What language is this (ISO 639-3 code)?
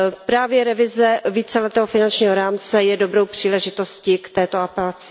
ces